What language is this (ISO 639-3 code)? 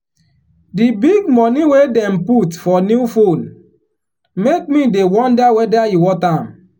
pcm